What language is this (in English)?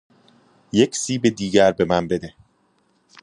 Persian